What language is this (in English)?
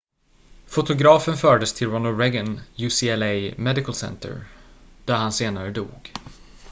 Swedish